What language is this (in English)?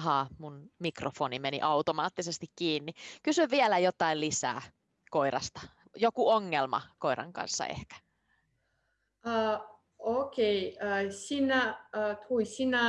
Finnish